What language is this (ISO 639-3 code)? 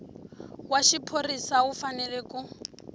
tso